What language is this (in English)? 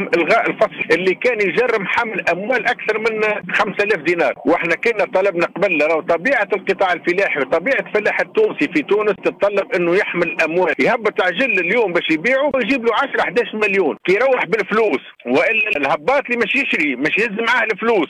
Arabic